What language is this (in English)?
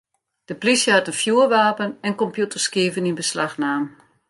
Western Frisian